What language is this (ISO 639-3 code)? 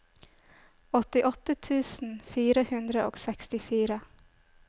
nor